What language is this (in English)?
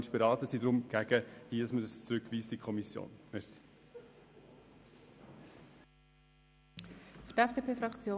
Swiss German